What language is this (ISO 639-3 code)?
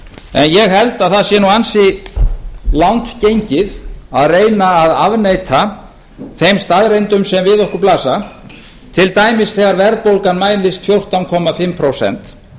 isl